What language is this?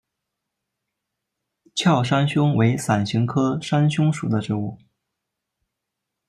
Chinese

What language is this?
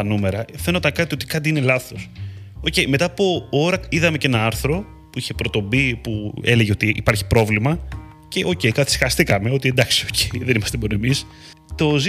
Greek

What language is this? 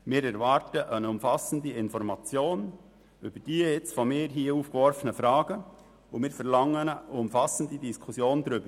Swiss German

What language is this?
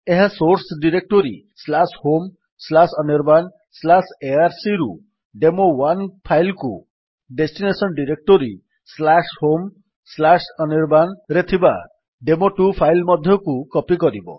Odia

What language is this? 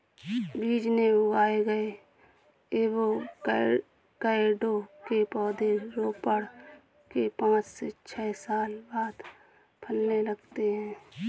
Hindi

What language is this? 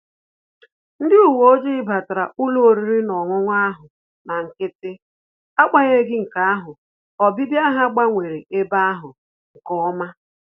Igbo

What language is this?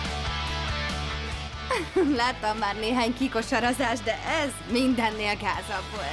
Hungarian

